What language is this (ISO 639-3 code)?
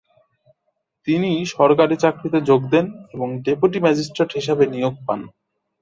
ben